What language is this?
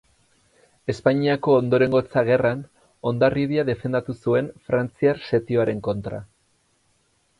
Basque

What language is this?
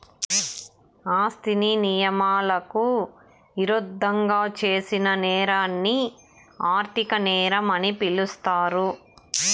Telugu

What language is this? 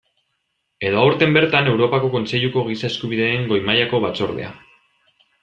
Basque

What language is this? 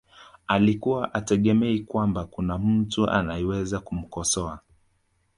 Swahili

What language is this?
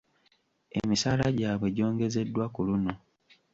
Ganda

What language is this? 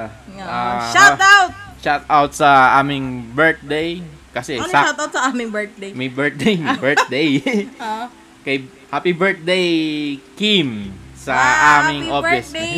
Filipino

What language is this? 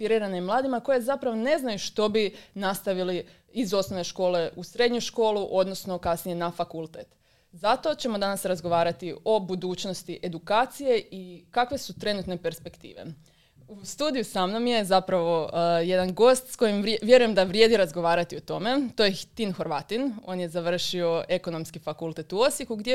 Croatian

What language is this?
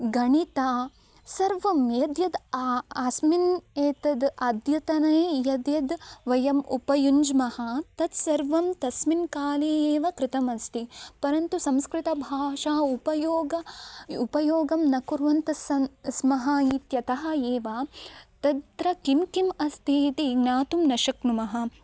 Sanskrit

